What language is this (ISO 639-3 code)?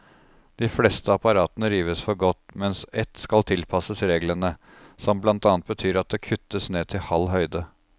nor